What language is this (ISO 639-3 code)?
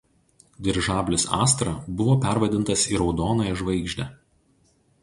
lit